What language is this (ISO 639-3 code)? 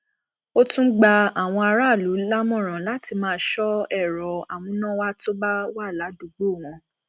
yor